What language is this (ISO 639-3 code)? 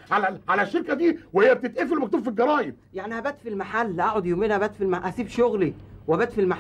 ara